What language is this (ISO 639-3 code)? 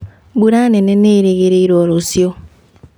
kik